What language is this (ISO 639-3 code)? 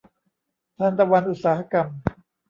tha